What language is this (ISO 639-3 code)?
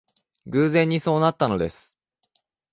jpn